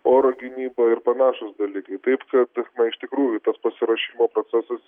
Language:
Lithuanian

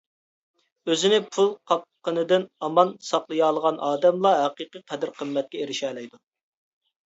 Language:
Uyghur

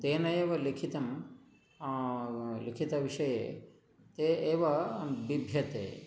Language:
Sanskrit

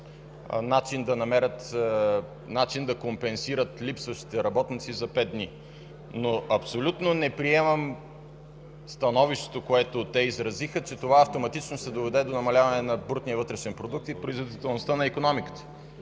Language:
Bulgarian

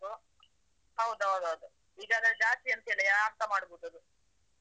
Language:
Kannada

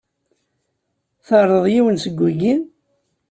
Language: Kabyle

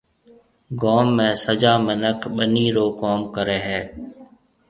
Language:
Marwari (Pakistan)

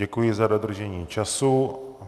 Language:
Czech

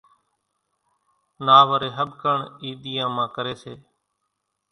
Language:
Kachi Koli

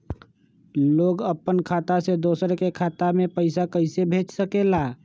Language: Magahi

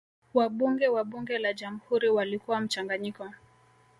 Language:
Swahili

